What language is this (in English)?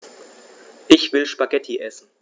German